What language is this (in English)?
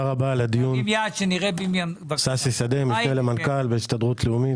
Hebrew